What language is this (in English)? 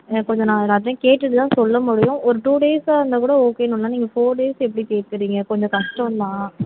Tamil